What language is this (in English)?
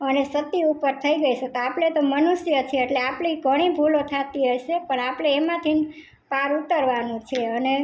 Gujarati